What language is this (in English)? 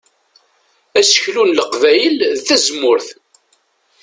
Kabyle